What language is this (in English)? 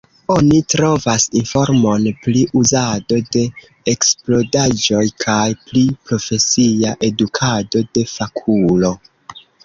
Esperanto